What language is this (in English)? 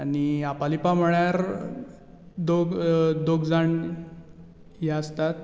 Konkani